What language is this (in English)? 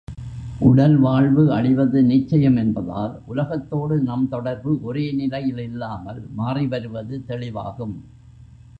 Tamil